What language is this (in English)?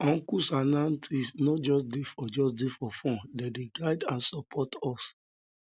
Nigerian Pidgin